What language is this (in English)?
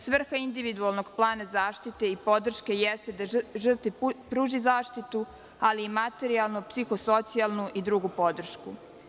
Serbian